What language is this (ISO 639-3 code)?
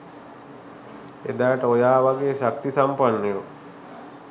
sin